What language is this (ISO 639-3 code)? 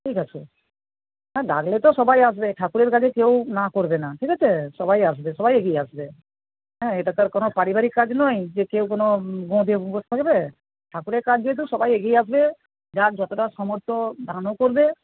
ben